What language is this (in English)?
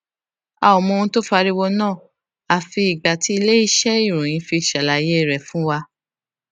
Yoruba